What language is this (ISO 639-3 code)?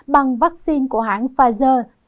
vie